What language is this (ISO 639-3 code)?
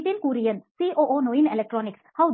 kan